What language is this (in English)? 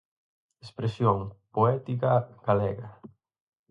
Galician